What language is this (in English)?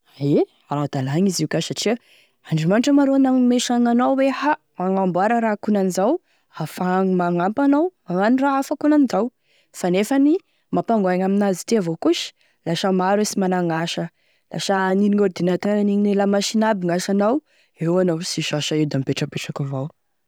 Tesaka Malagasy